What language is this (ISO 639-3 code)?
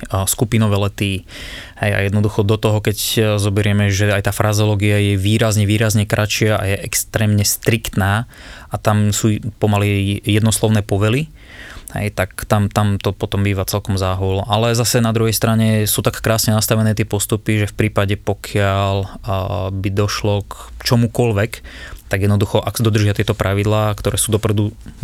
slk